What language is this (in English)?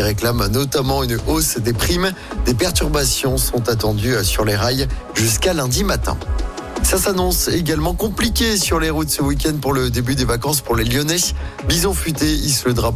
French